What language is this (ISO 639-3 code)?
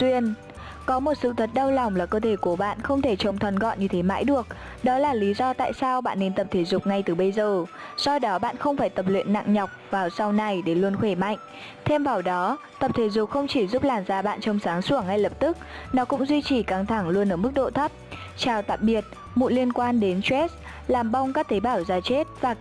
vie